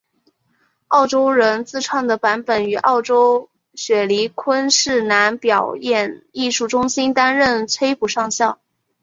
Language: Chinese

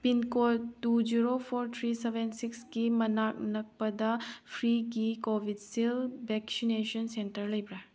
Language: Manipuri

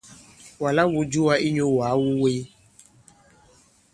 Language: Bankon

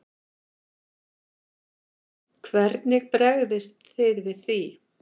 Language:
Icelandic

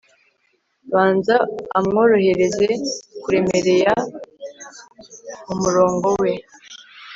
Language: Kinyarwanda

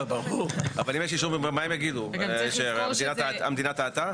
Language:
Hebrew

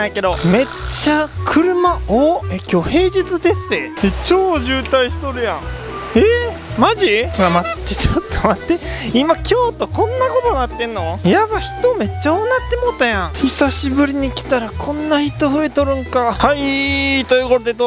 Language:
Japanese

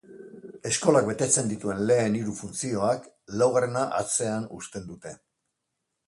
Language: Basque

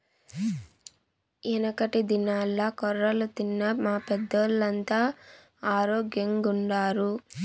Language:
Telugu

